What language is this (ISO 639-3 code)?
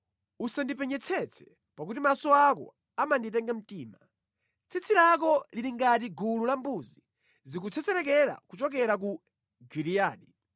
nya